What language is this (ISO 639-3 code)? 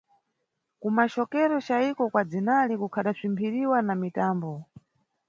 nyu